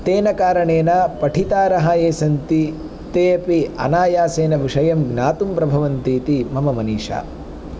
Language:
Sanskrit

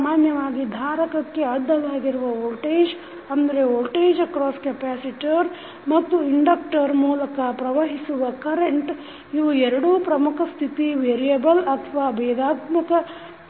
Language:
Kannada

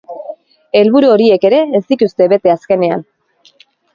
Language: Basque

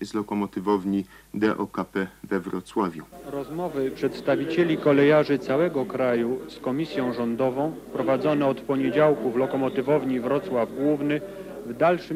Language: Polish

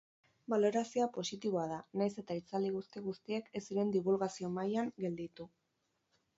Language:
Basque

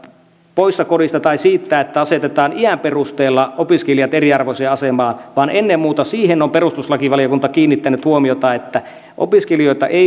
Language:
Finnish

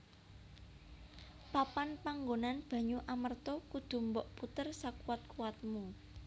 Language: Javanese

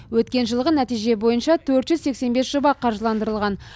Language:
Kazakh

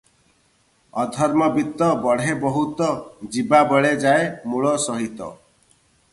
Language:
Odia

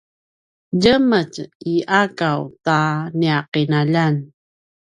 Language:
Paiwan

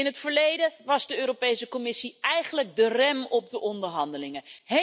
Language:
Dutch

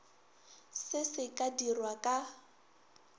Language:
Northern Sotho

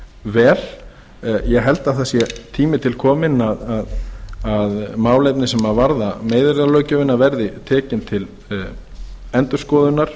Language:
Icelandic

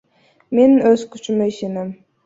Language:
Kyrgyz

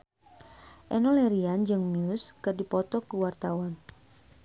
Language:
Sundanese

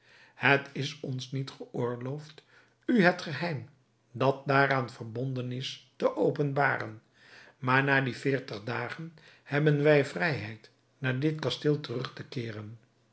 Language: Dutch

